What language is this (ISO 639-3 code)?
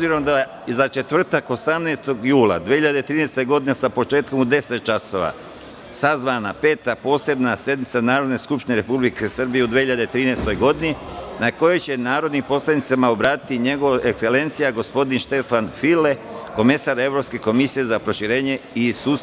srp